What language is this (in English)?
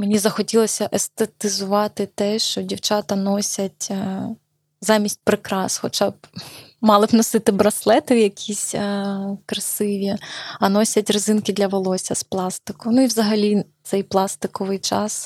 Ukrainian